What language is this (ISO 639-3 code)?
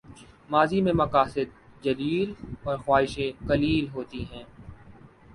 urd